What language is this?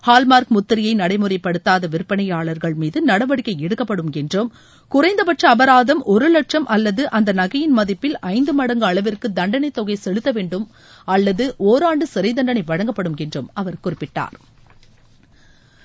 Tamil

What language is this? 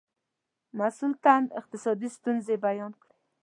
Pashto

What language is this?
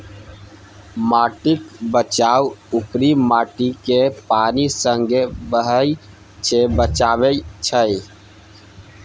Maithili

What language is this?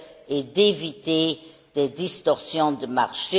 French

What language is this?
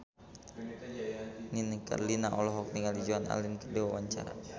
Sundanese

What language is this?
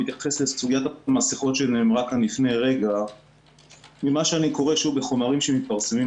Hebrew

